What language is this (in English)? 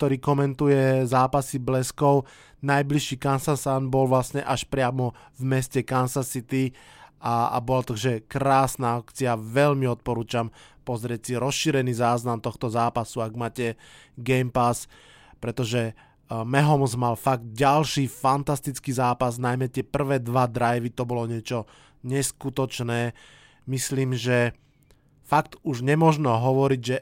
Slovak